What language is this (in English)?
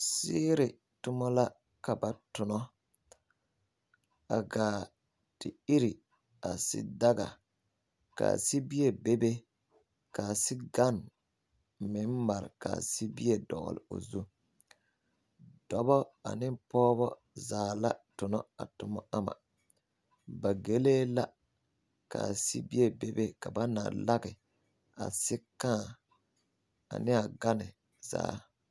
Southern Dagaare